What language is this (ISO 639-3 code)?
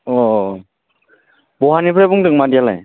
brx